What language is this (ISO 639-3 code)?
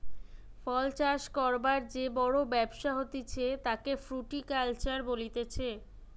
ben